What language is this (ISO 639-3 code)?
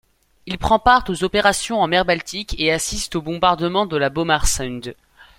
fra